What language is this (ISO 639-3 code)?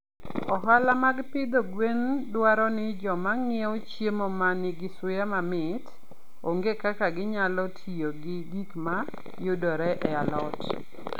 luo